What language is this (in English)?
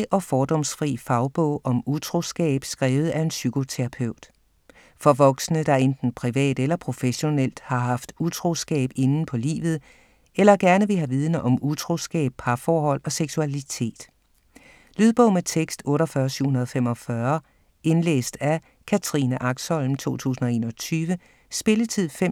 Danish